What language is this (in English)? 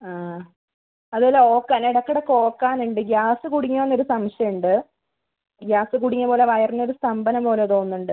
Malayalam